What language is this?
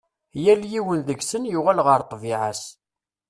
Kabyle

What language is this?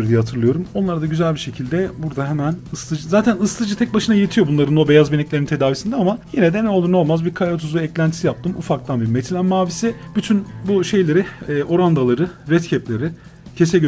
Turkish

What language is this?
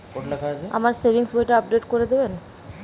Bangla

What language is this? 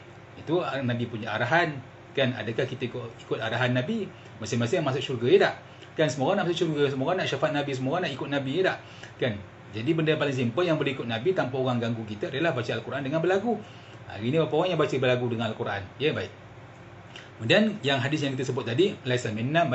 Malay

